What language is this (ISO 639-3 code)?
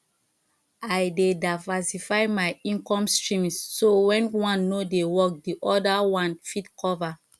pcm